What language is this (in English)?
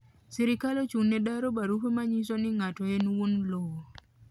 Luo (Kenya and Tanzania)